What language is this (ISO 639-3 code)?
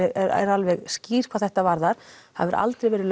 isl